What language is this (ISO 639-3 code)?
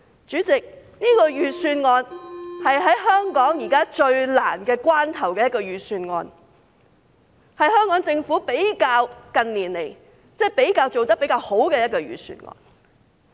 yue